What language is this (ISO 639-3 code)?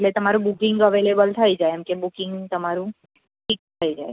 guj